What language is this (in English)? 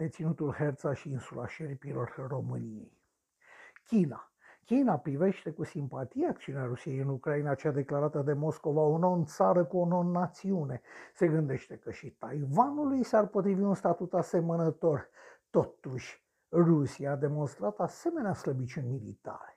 Romanian